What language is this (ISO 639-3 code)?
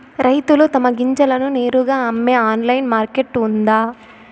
tel